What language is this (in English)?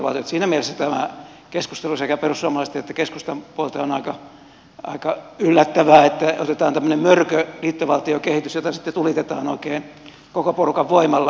Finnish